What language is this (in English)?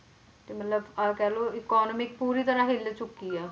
Punjabi